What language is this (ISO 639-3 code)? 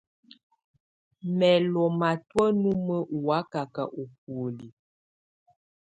tvu